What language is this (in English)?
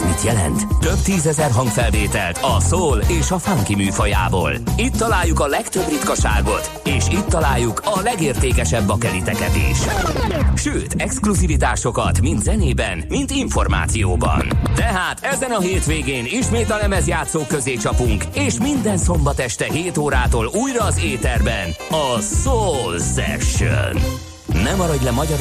Hungarian